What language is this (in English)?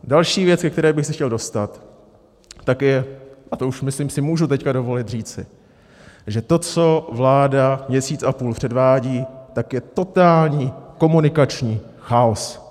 Czech